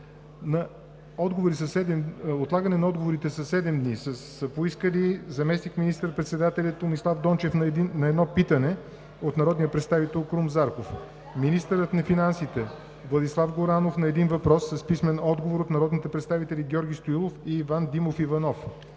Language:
Bulgarian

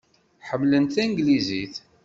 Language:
Kabyle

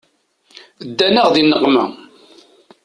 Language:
Kabyle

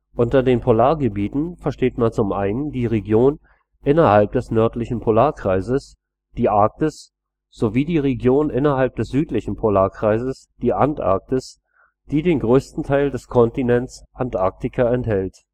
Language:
German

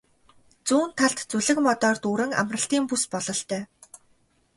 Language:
Mongolian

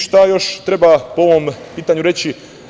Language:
Serbian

